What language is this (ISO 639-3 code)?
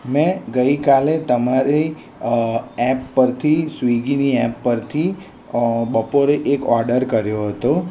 guj